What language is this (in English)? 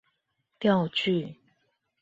Chinese